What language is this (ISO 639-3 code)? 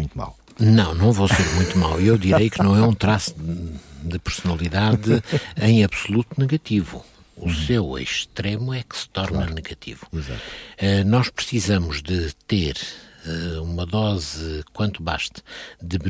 por